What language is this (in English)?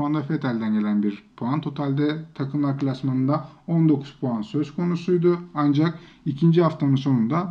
Turkish